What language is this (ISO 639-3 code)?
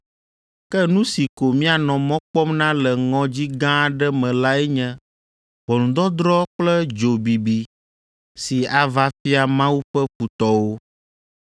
ewe